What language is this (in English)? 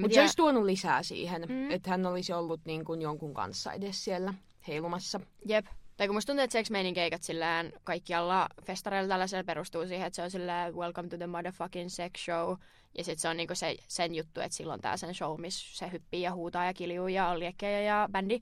Finnish